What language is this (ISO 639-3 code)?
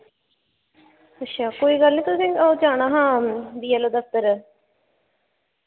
doi